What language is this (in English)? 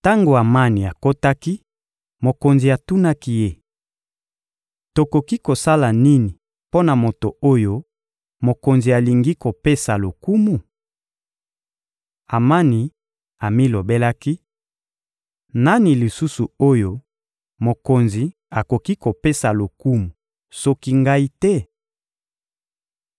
Lingala